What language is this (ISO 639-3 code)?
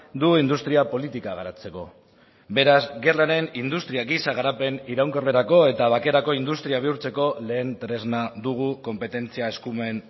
eus